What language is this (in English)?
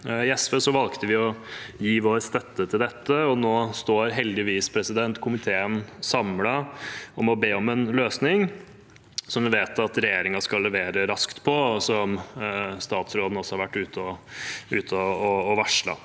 Norwegian